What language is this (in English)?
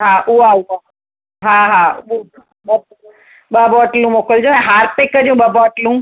Sindhi